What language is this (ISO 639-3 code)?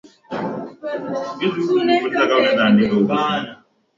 swa